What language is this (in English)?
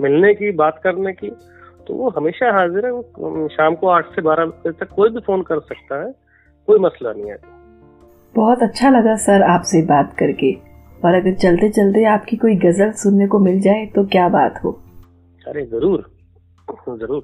Hindi